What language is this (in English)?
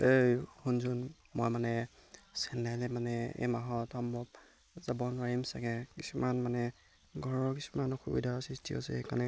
Assamese